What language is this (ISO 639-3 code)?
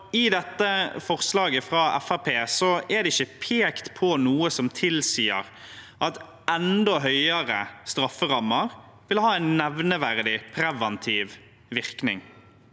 nor